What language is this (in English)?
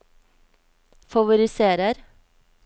Norwegian